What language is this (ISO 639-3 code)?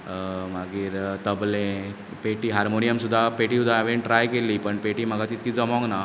kok